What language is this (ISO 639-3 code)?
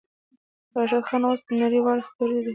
pus